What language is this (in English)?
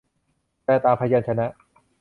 Thai